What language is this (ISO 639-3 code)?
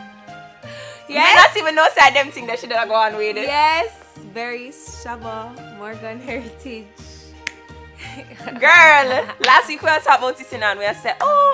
eng